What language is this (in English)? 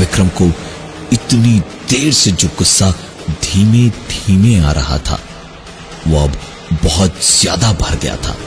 Hindi